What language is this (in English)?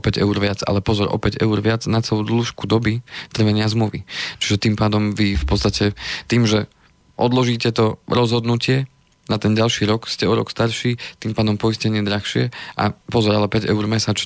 Slovak